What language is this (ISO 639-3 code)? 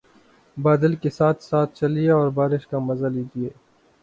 urd